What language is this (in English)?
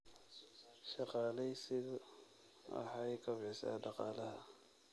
Somali